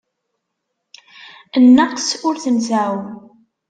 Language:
Kabyle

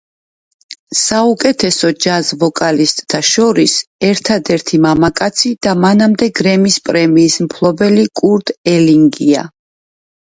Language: Georgian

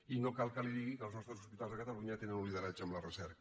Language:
Catalan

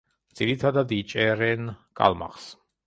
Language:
Georgian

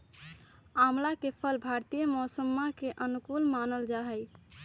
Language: Magahi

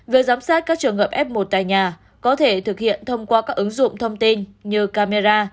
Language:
Vietnamese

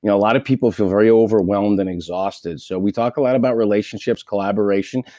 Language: English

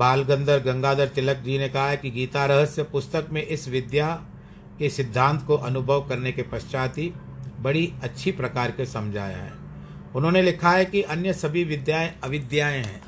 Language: Hindi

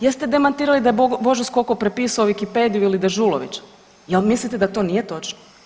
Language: Croatian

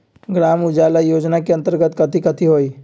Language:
Magahi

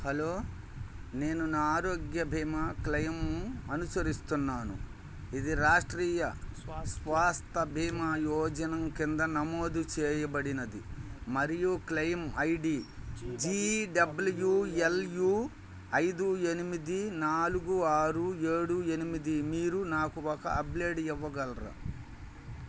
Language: Telugu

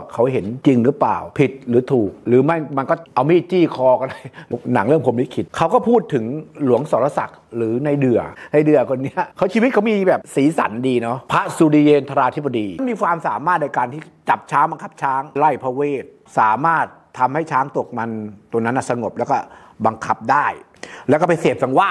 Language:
Thai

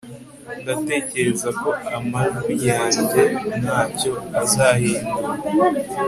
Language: Kinyarwanda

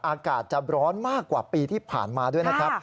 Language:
Thai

